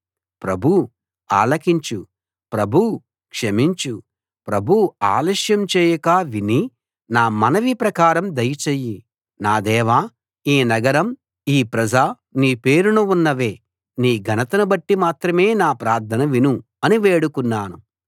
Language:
Telugu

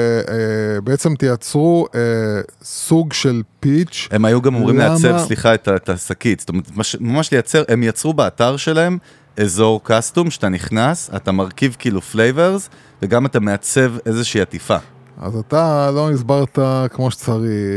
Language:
Hebrew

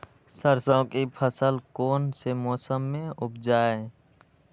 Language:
Magahi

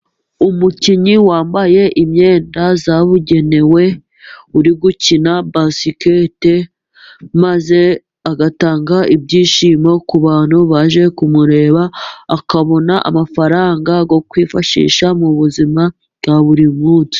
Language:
Kinyarwanda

